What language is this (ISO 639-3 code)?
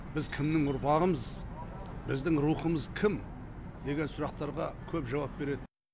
kaz